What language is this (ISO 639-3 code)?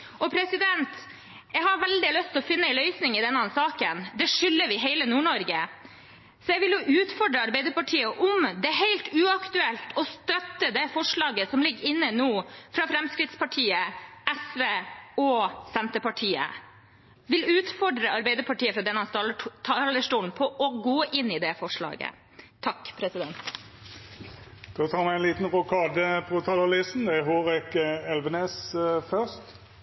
nor